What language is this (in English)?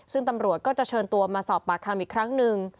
Thai